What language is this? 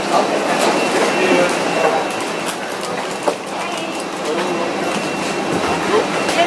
Dutch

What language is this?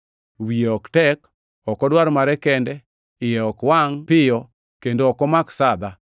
Luo (Kenya and Tanzania)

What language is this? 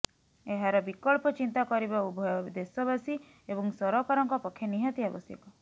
Odia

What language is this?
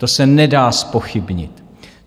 Czech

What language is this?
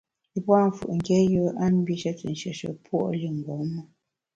Bamun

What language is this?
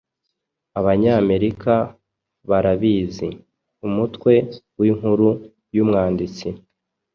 Kinyarwanda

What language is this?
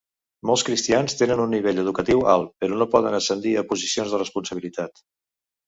Catalan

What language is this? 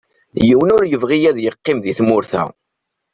Kabyle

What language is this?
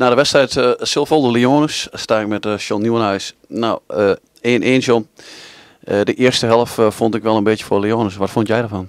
Dutch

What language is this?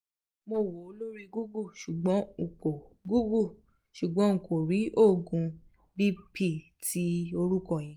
Yoruba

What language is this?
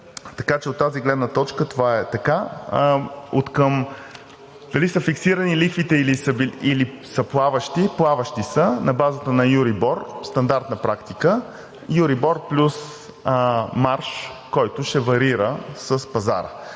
Bulgarian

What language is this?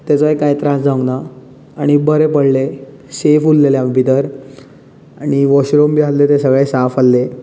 Konkani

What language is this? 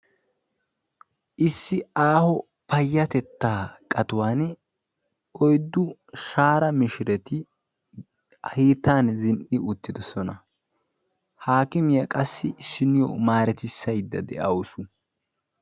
Wolaytta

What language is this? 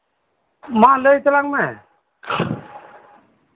Santali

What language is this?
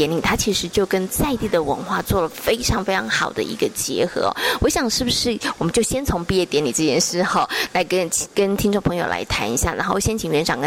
Chinese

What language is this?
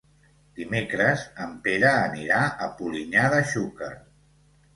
Catalan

